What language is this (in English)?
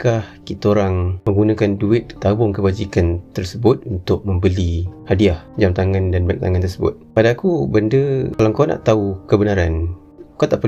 Malay